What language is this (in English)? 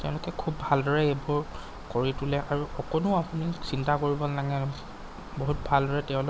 Assamese